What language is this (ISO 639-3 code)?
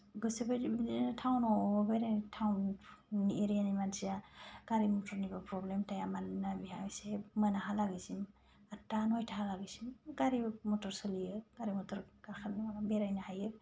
brx